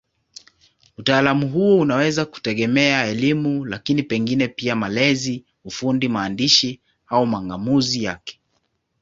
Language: Swahili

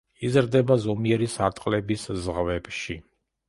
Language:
Georgian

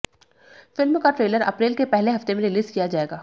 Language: Hindi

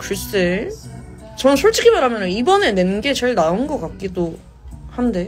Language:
Korean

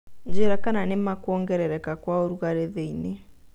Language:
Kikuyu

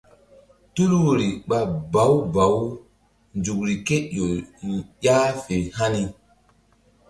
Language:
Mbum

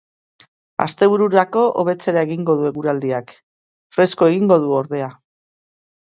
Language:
Basque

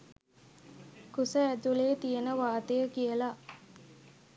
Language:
Sinhala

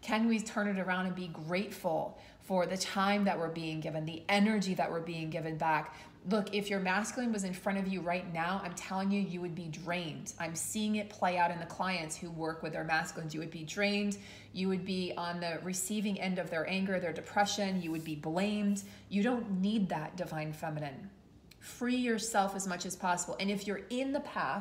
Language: English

